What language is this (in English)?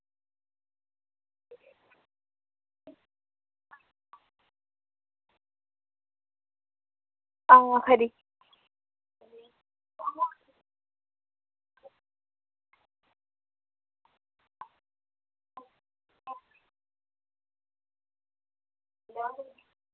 Dogri